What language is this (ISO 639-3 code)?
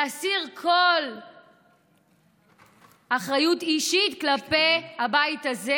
heb